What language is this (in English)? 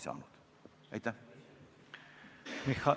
Estonian